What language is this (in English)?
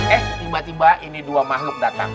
Indonesian